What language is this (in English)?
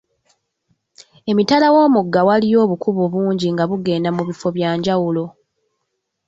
Ganda